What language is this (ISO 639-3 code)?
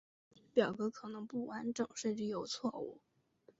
zho